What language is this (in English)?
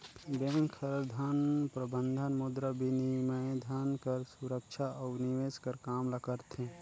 Chhattisgarhi